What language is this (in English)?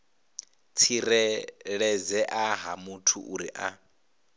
Venda